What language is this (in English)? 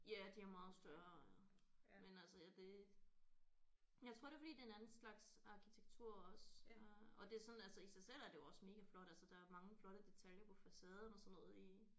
Danish